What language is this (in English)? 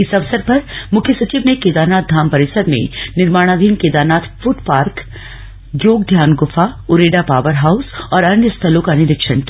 Hindi